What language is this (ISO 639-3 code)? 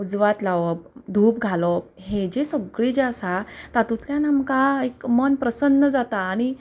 kok